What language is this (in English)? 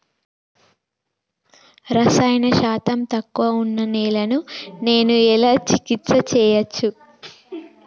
Telugu